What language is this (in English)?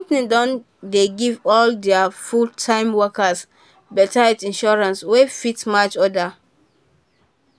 Nigerian Pidgin